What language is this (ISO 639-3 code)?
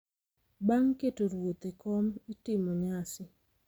luo